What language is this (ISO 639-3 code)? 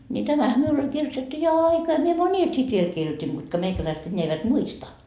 fin